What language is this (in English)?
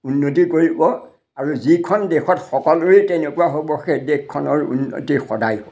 Assamese